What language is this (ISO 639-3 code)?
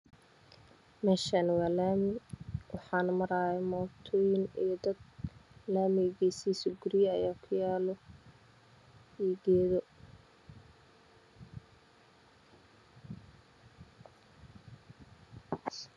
som